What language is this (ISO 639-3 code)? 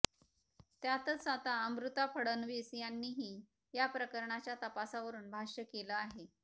mar